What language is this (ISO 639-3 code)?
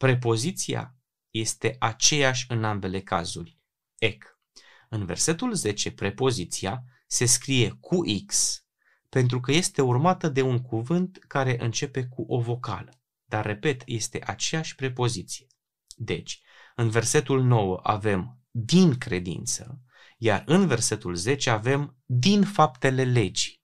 ron